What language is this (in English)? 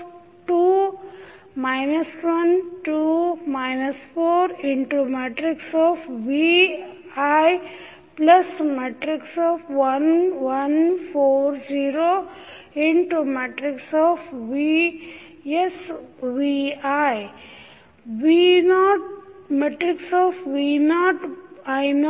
Kannada